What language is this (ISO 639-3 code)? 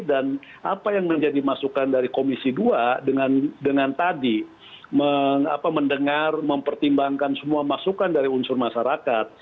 ind